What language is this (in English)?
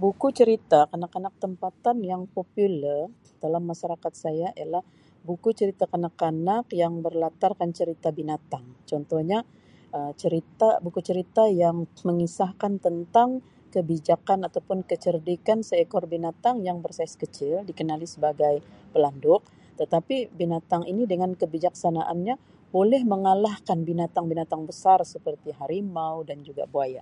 Sabah Malay